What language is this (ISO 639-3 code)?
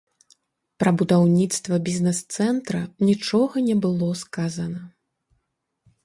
bel